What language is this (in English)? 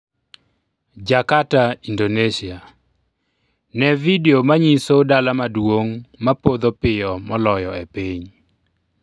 Luo (Kenya and Tanzania)